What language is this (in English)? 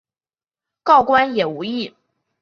Chinese